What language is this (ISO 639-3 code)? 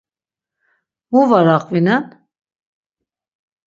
lzz